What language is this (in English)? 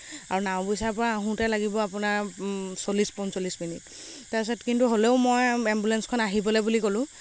Assamese